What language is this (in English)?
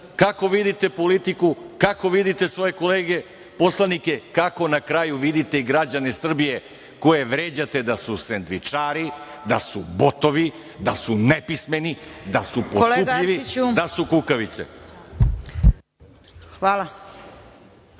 Serbian